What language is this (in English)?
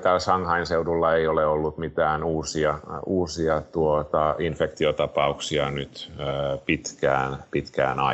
Finnish